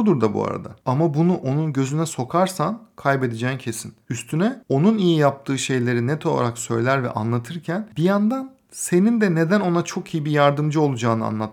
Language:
Turkish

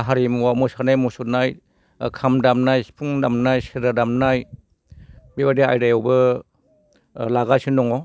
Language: Bodo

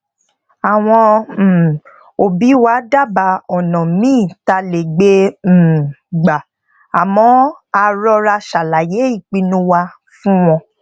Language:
Yoruba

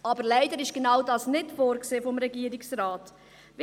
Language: Swiss German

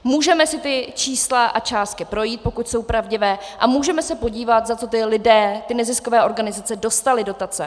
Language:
Czech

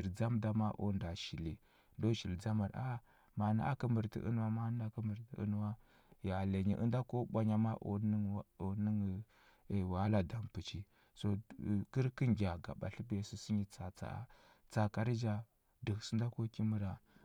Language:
Huba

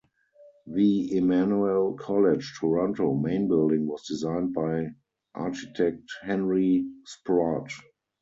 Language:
English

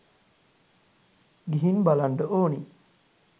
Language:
Sinhala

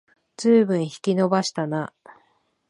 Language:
Japanese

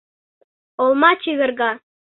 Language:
Mari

